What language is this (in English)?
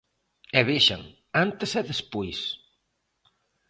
Galician